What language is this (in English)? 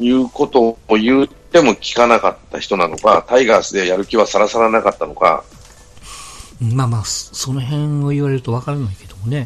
Japanese